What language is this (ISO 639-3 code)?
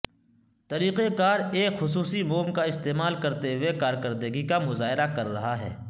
urd